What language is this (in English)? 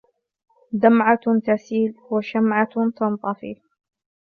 Arabic